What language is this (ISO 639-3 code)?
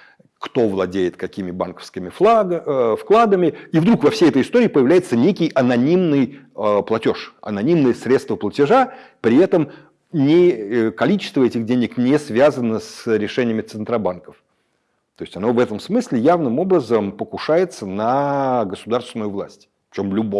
rus